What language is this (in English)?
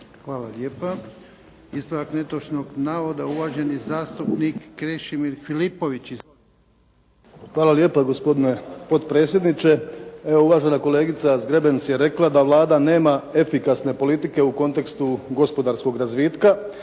Croatian